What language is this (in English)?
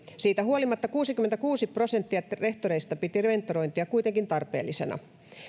Finnish